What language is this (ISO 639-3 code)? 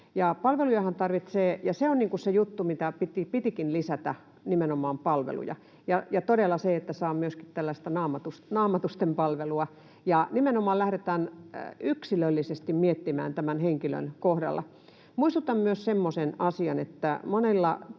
fin